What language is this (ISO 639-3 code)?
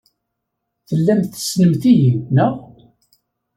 kab